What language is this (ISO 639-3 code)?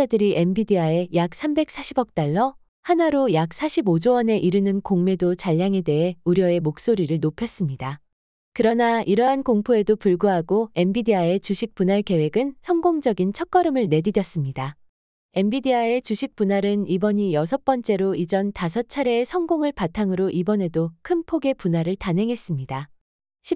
kor